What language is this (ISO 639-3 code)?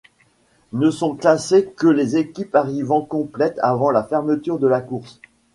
fra